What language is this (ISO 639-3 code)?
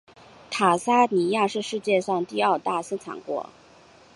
zho